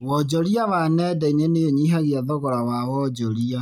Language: Kikuyu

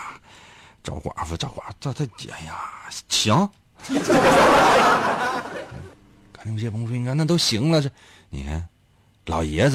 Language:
Chinese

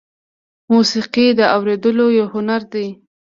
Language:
Pashto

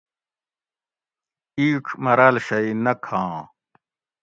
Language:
Gawri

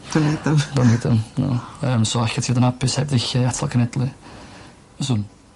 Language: Welsh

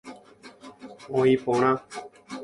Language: Guarani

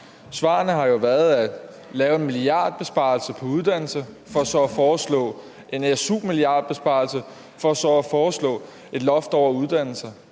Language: Danish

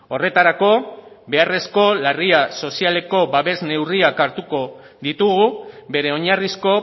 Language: Basque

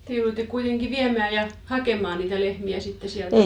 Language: Finnish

